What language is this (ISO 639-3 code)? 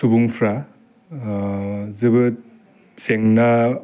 brx